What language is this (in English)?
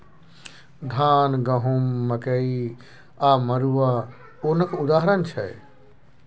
Maithili